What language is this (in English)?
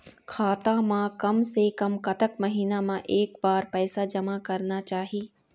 Chhattisgarhi